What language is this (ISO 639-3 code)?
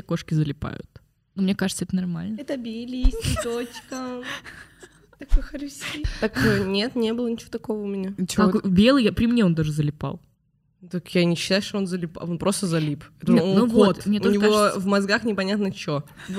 rus